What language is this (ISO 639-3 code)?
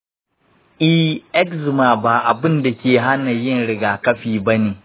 hau